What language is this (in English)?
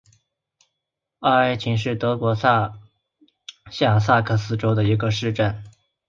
Chinese